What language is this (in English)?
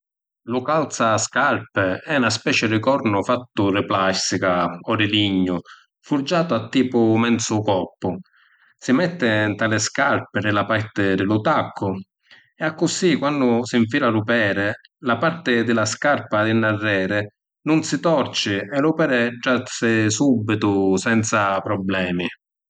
Sicilian